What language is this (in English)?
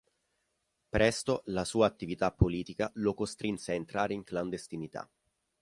Italian